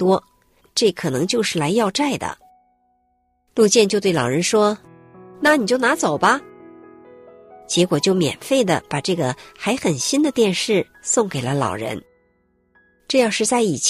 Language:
Chinese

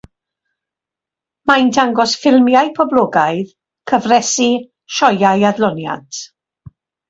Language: Welsh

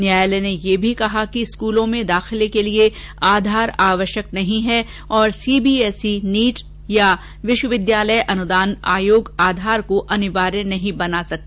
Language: Hindi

